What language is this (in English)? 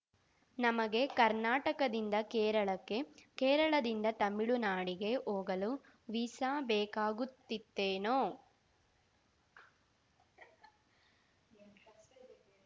Kannada